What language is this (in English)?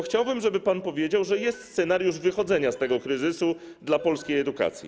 Polish